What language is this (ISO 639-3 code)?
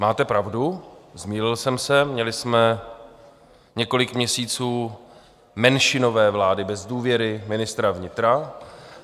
ces